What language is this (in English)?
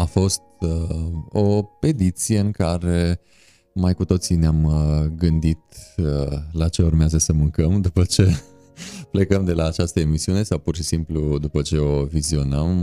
Romanian